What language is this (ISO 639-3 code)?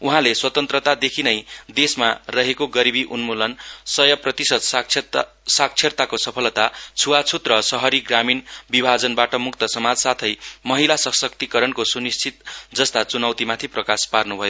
nep